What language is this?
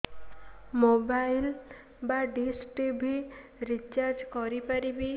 Odia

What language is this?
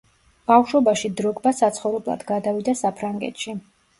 Georgian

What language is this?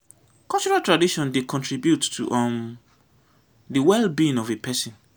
Nigerian Pidgin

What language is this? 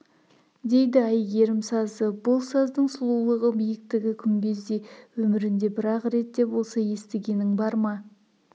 Kazakh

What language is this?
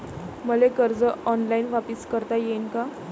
Marathi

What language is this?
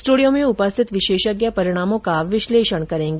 Hindi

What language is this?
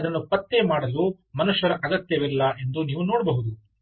Kannada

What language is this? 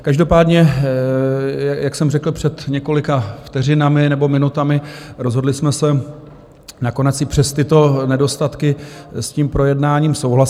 Czech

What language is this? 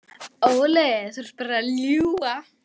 Icelandic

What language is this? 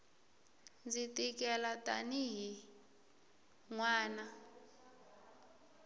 Tsonga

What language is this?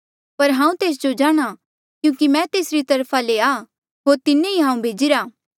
Mandeali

